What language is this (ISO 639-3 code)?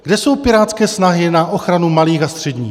ces